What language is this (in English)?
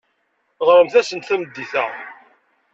Kabyle